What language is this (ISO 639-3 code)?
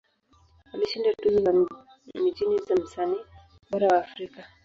swa